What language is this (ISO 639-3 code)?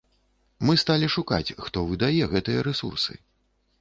bel